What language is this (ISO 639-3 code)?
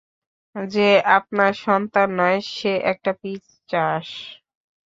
ben